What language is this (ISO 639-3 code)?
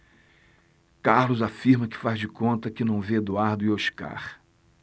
por